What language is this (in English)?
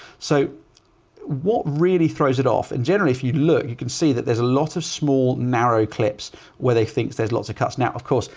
English